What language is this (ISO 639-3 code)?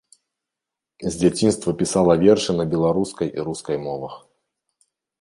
bel